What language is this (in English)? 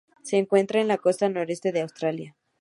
Spanish